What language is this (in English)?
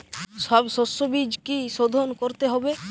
Bangla